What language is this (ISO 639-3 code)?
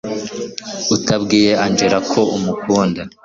kin